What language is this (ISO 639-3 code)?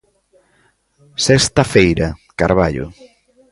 glg